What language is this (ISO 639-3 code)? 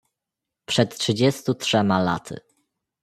pol